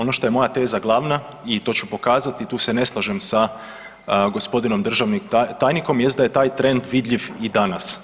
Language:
Croatian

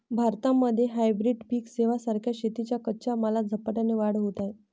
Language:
Marathi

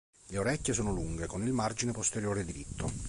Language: Italian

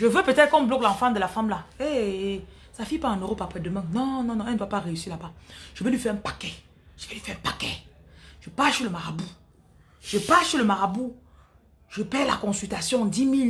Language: French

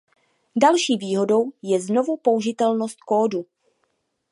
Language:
Czech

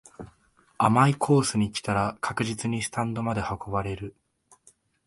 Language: Japanese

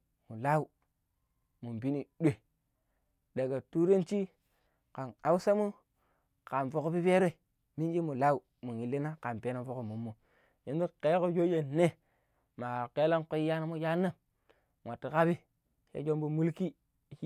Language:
Pero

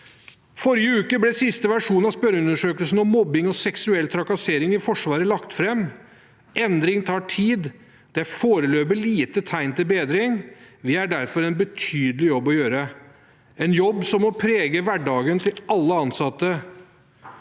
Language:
Norwegian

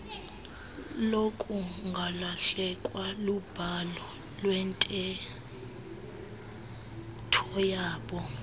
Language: Xhosa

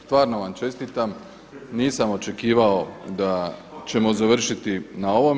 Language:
Croatian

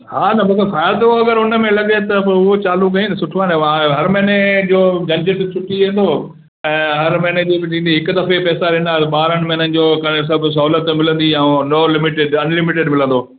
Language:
Sindhi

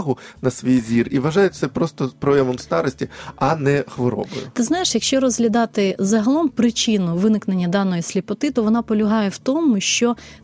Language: Ukrainian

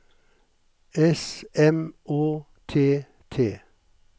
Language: Norwegian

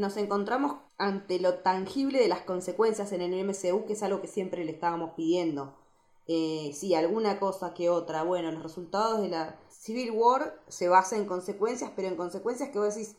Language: Spanish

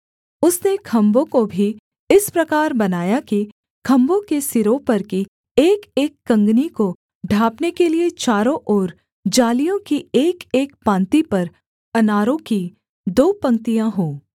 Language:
Hindi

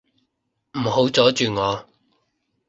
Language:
Cantonese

